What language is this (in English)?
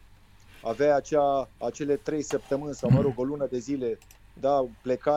Romanian